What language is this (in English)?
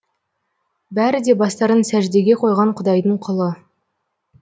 Kazakh